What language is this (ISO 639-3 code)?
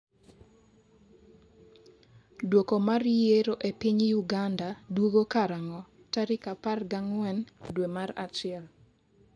luo